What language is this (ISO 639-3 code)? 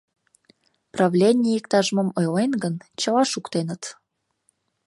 chm